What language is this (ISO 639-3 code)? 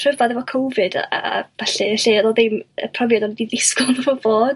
cym